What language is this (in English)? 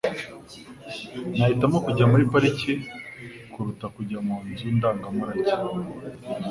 Kinyarwanda